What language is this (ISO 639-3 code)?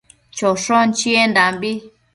mcf